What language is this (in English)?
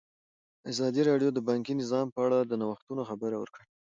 Pashto